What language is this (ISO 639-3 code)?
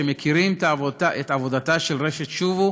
heb